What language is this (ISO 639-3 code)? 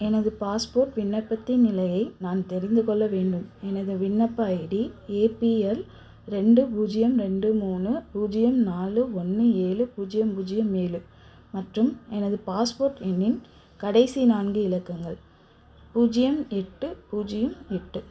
tam